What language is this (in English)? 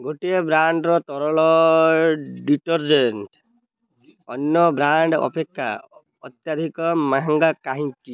Odia